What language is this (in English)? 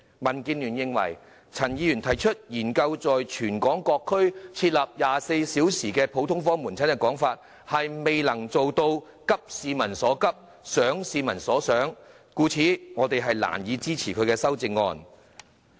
Cantonese